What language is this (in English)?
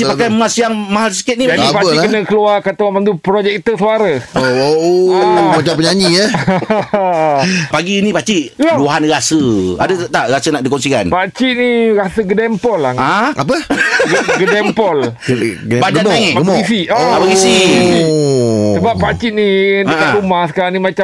Malay